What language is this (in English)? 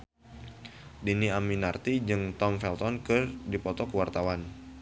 Sundanese